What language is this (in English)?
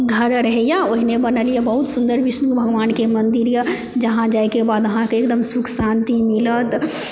Maithili